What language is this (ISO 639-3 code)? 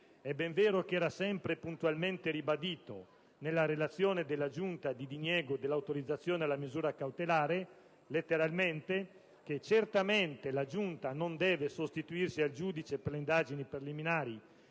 ita